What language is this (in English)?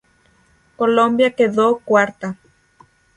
Spanish